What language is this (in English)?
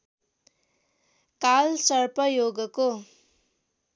Nepali